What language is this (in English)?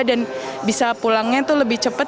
Indonesian